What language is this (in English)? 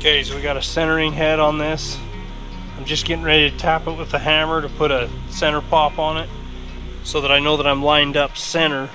English